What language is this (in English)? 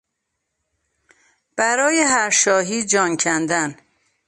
Persian